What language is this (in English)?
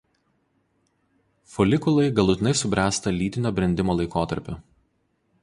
Lithuanian